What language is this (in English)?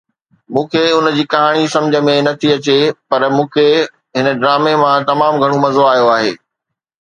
Sindhi